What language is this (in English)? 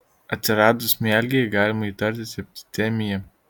Lithuanian